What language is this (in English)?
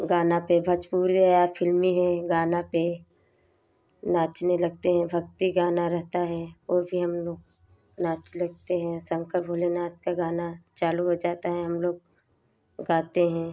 Hindi